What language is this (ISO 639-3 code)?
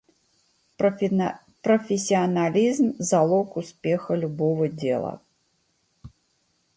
rus